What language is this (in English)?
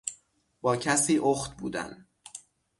Persian